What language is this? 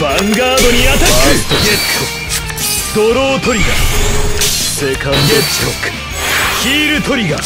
Japanese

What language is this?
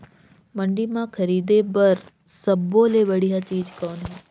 Chhattisgarhi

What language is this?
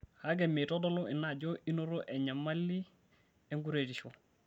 Masai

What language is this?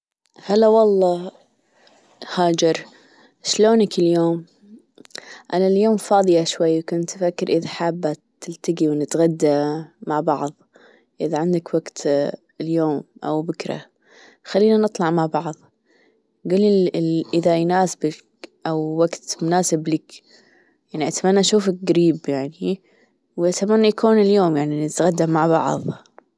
Gulf Arabic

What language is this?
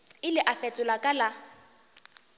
Northern Sotho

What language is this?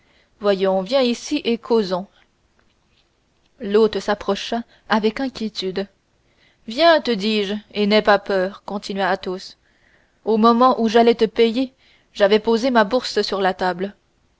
French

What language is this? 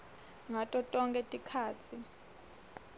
Swati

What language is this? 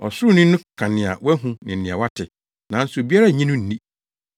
Akan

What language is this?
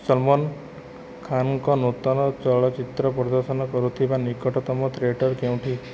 Odia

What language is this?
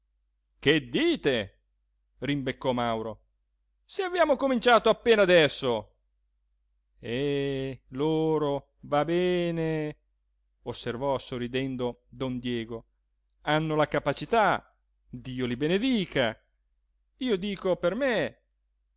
Italian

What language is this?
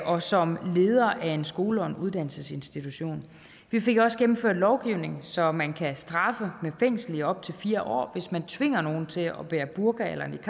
Danish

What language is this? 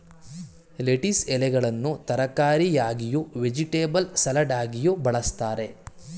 Kannada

